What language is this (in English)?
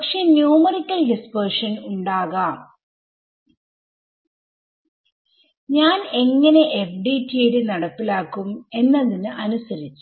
Malayalam